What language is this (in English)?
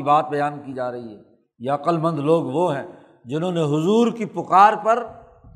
Urdu